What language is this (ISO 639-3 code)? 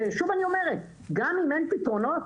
heb